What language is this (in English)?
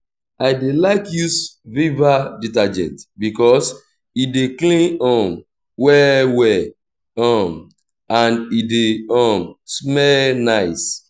Nigerian Pidgin